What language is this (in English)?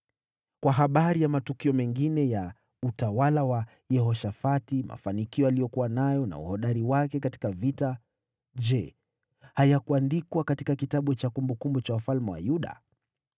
Swahili